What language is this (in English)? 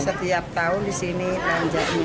Indonesian